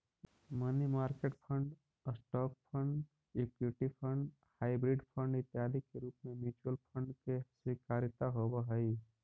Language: Magahi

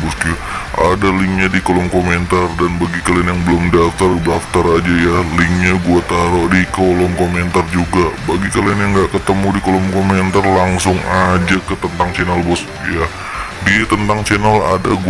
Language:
Indonesian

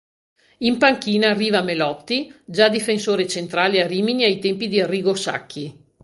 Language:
Italian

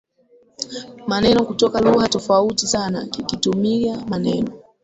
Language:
Swahili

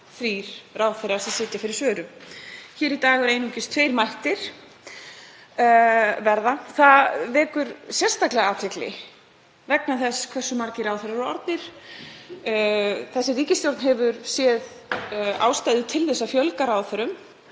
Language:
Icelandic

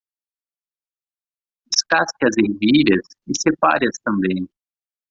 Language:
Portuguese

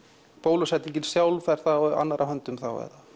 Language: Icelandic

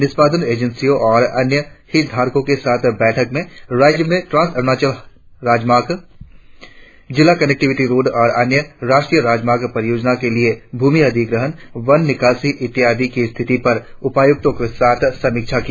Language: Hindi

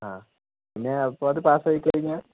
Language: Malayalam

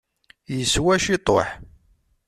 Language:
Kabyle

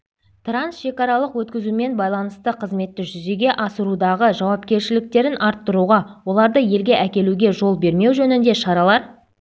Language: Kazakh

